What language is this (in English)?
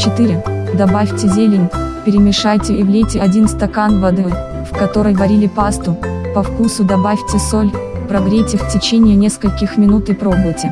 Russian